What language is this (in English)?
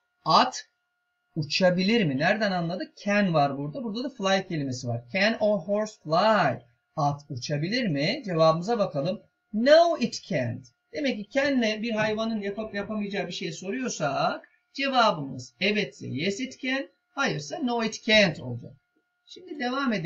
Turkish